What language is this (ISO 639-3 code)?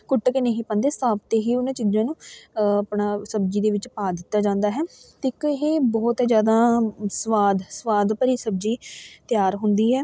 pan